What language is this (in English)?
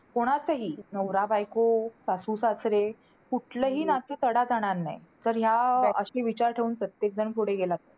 Marathi